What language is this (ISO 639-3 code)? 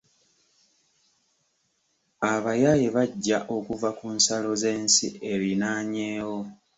lug